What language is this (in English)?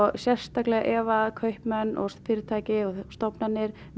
Icelandic